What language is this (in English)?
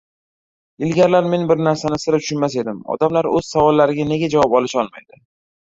Uzbek